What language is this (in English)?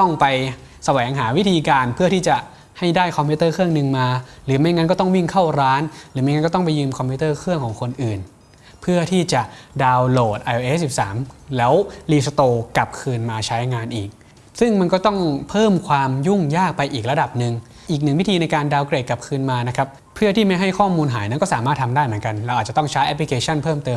Thai